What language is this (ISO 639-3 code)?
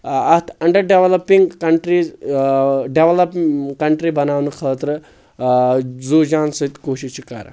kas